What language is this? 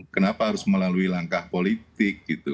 Indonesian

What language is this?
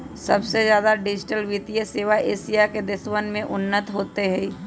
Magahi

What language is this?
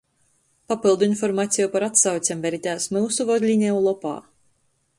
Latgalian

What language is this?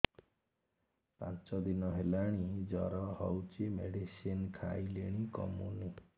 Odia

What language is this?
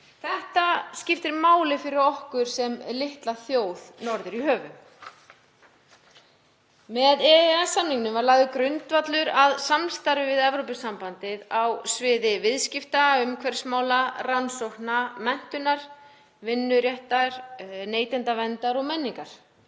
Icelandic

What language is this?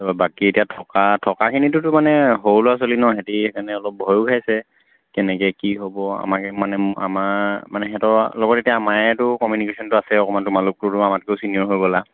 Assamese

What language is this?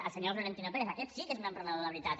Catalan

